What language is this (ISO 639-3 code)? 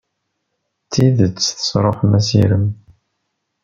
kab